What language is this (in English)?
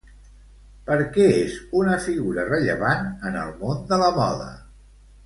Catalan